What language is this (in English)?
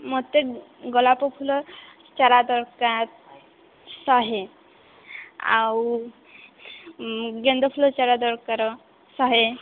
Odia